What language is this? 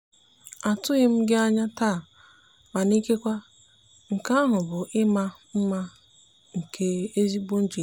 Igbo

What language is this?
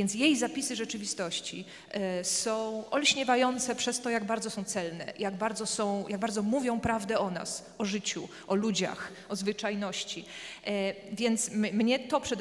Polish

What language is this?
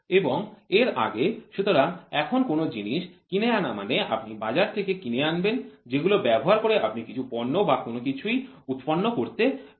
Bangla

